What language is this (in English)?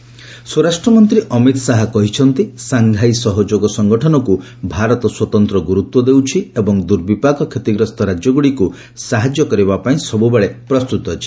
Odia